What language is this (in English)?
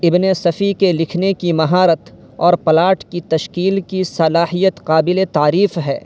Urdu